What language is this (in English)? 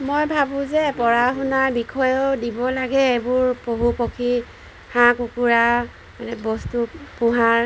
Assamese